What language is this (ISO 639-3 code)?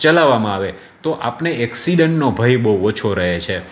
guj